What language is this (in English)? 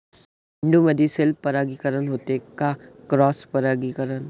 Marathi